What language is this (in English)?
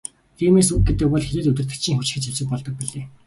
Mongolian